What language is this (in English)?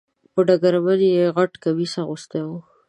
Pashto